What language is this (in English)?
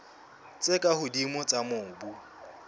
Southern Sotho